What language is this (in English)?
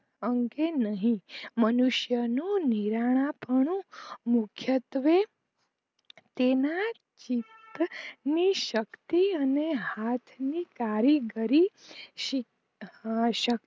Gujarati